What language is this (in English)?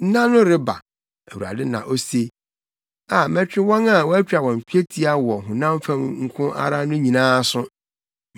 Akan